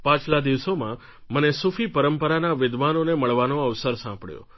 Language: Gujarati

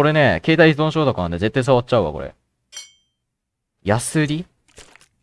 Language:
Japanese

